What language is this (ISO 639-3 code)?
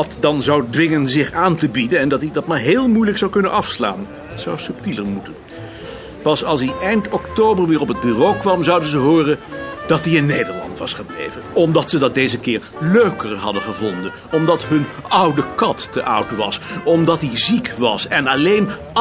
nld